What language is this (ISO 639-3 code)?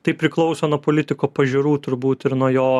lit